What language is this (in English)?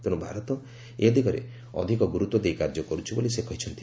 Odia